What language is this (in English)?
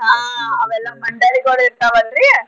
Kannada